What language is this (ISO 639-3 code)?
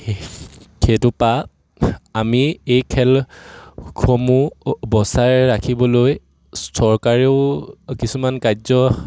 asm